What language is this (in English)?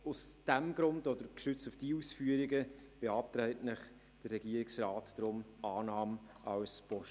Swiss German